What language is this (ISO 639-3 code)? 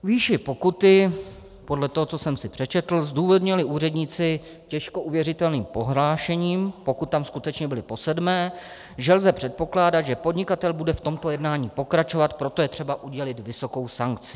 ces